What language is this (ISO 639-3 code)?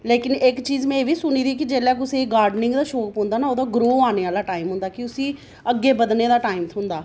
doi